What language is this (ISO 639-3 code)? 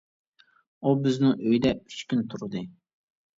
uig